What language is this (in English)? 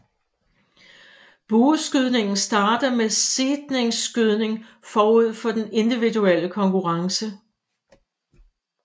Danish